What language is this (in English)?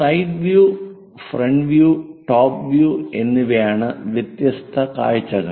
Malayalam